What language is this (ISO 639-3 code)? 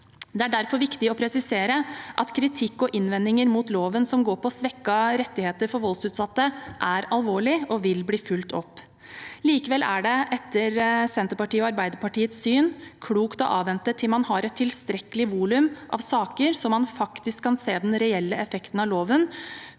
nor